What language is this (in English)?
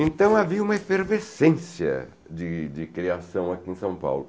Portuguese